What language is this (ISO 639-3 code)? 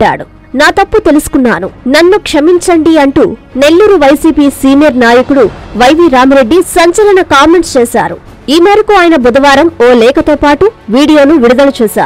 tel